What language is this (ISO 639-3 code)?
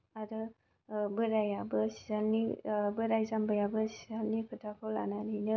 brx